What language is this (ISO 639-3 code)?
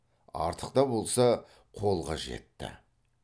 kaz